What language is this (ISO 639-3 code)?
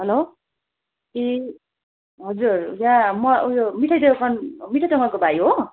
nep